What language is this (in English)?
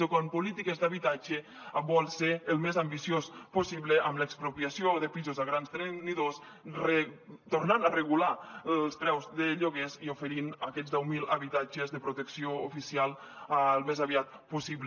Catalan